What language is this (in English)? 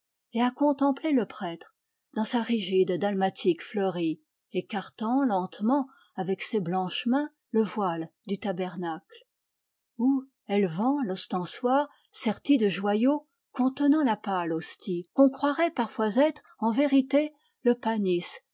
French